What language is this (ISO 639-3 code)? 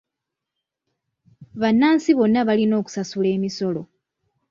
lug